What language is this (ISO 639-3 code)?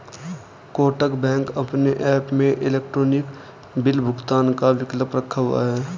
hin